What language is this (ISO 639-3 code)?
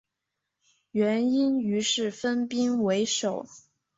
zho